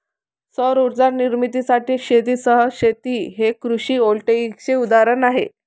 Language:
Marathi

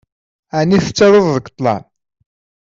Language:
Kabyle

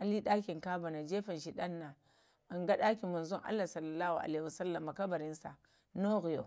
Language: Lamang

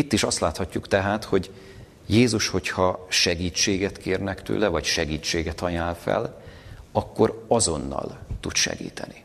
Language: Hungarian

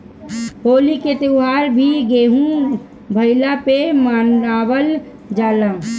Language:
Bhojpuri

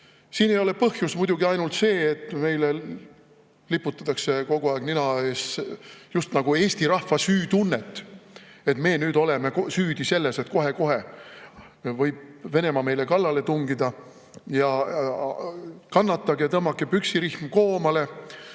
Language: Estonian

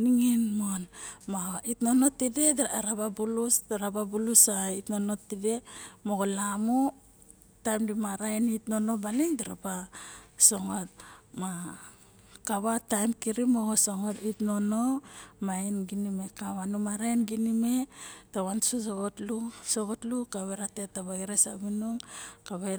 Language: Barok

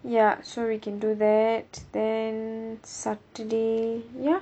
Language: English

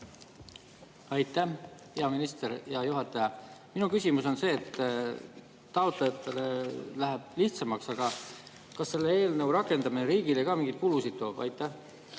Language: Estonian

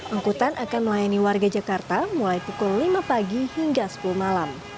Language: Indonesian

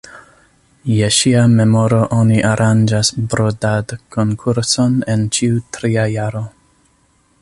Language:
Esperanto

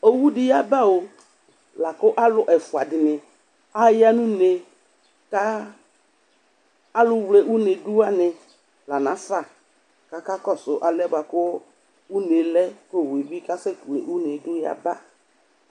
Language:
Ikposo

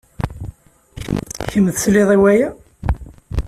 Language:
Kabyle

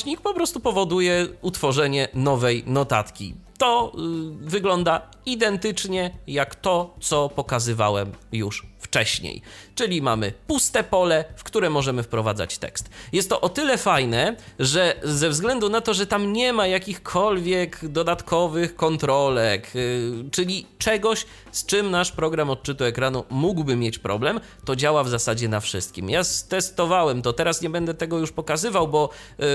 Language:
Polish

